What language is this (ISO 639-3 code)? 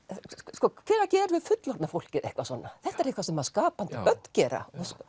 isl